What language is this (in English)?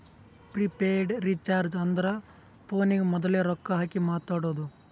Kannada